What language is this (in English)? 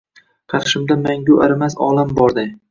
Uzbek